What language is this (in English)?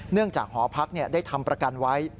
Thai